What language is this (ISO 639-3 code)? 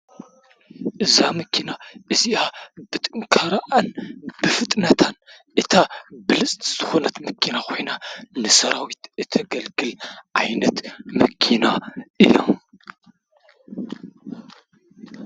tir